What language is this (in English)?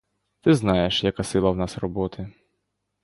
Ukrainian